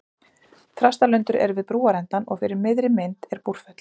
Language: Icelandic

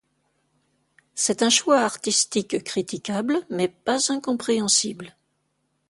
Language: French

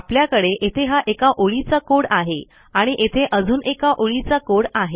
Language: Marathi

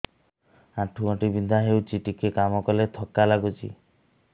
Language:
Odia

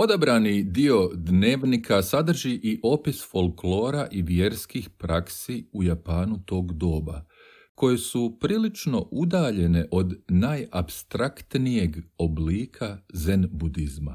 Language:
Croatian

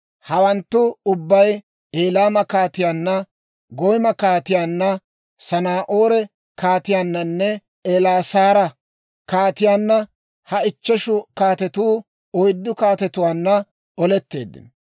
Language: Dawro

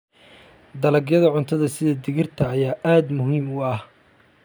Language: Somali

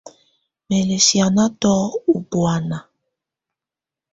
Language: Tunen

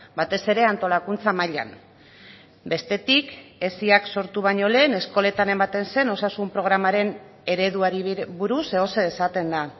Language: Basque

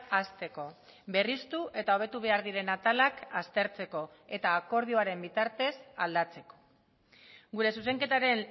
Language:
Basque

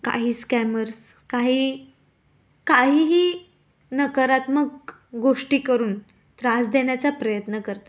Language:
Marathi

